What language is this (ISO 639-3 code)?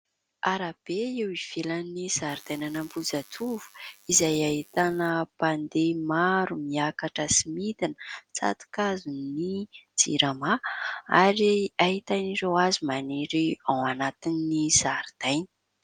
mlg